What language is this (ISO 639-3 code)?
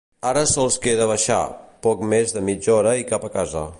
cat